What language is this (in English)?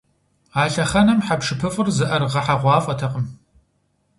Kabardian